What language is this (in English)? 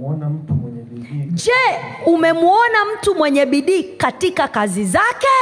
Swahili